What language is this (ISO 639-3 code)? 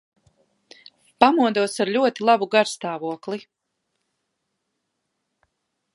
lav